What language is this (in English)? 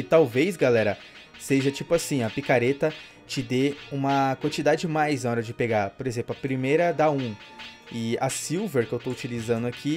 Portuguese